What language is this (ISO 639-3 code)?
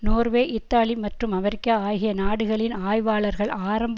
tam